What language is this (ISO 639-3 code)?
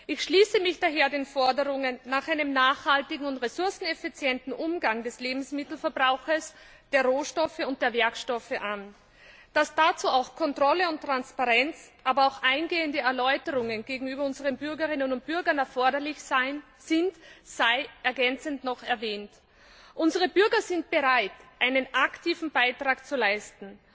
deu